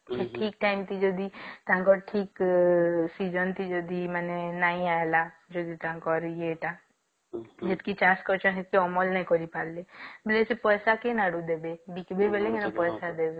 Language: Odia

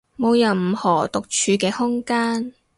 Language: Cantonese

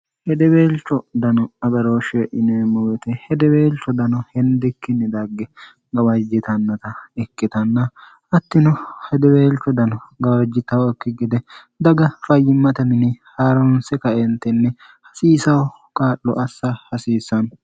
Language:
Sidamo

